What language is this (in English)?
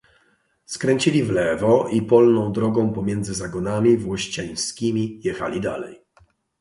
Polish